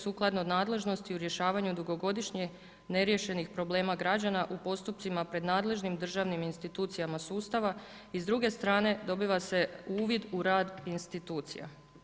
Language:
Croatian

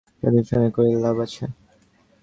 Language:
Bangla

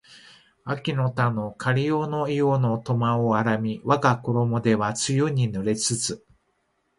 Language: Japanese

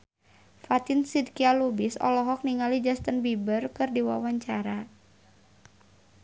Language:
Sundanese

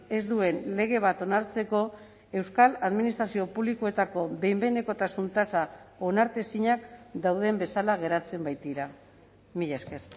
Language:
Basque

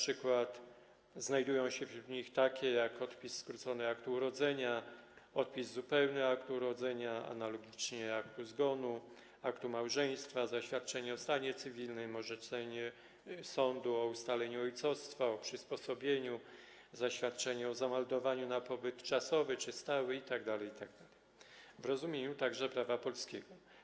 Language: Polish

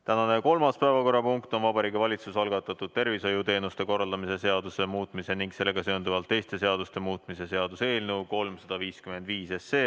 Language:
Estonian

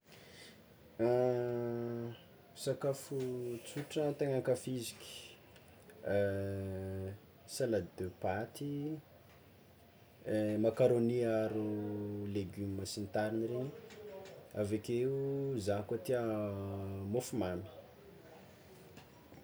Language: Tsimihety Malagasy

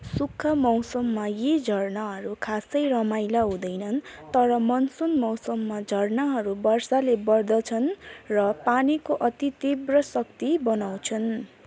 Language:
Nepali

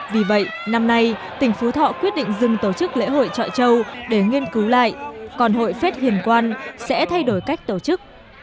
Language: Vietnamese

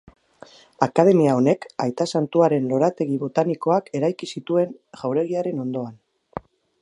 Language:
Basque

